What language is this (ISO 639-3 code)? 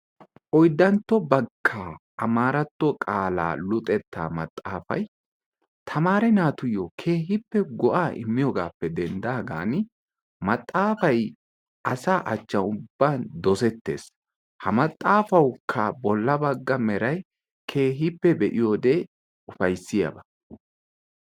wal